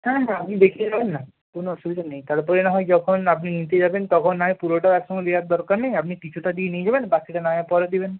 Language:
Bangla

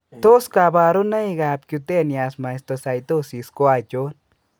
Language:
Kalenjin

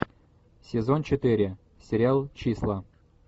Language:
Russian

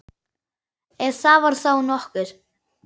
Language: Icelandic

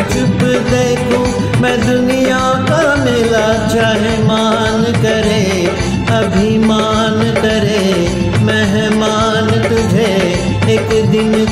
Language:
Hindi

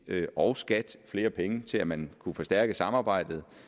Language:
Danish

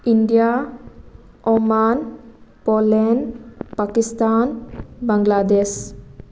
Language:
Manipuri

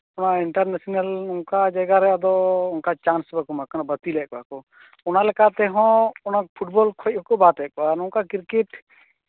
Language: Santali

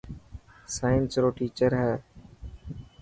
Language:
Dhatki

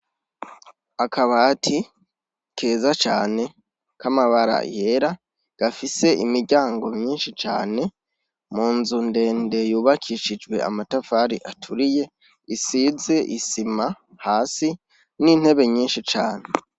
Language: Rundi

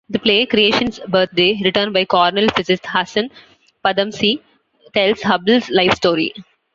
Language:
English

